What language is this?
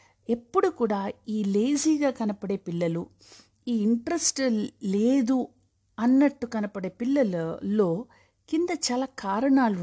Telugu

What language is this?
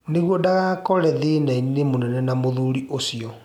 Kikuyu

